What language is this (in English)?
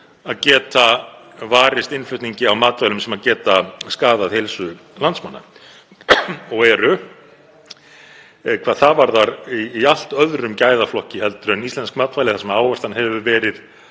Icelandic